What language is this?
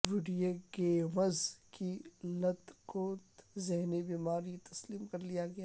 Urdu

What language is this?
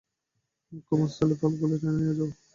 Bangla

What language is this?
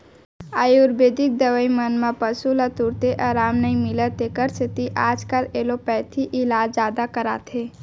Chhattisgarhi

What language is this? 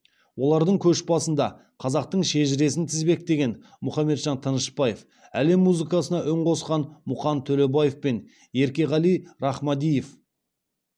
Kazakh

